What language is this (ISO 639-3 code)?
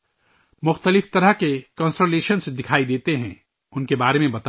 urd